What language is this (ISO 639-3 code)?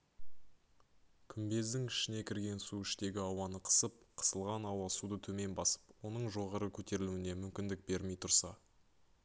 kaz